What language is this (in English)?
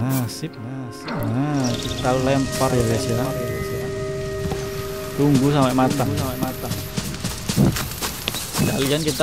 Indonesian